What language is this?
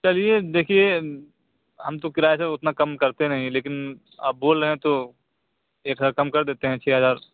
Urdu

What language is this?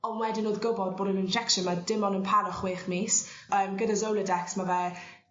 Welsh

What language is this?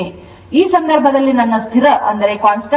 Kannada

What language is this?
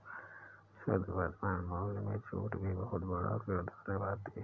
Hindi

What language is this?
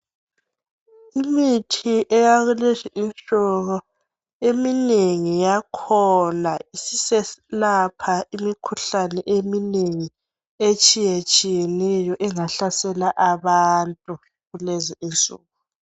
North Ndebele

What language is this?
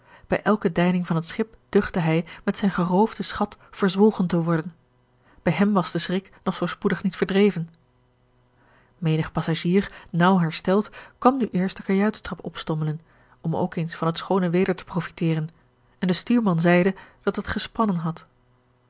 Dutch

